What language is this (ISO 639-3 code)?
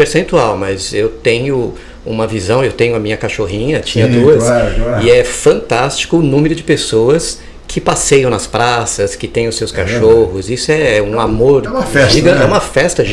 por